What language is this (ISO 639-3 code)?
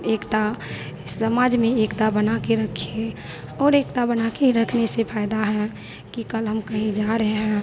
hin